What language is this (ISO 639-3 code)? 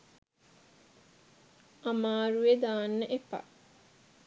sin